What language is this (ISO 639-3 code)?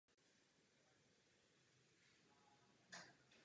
ces